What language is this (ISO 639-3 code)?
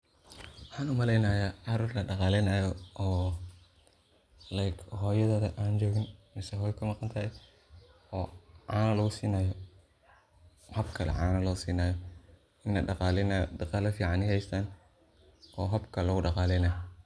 som